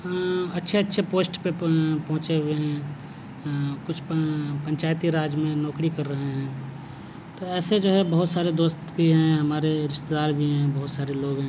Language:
Urdu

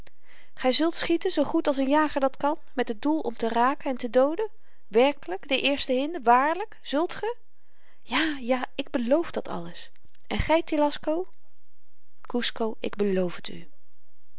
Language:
Dutch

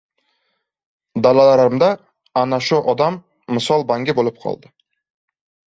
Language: Uzbek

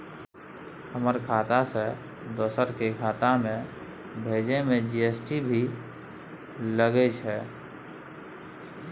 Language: Maithili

